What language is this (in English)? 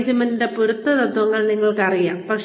Malayalam